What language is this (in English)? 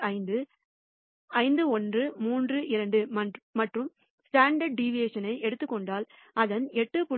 Tamil